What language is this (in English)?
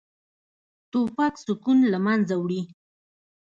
Pashto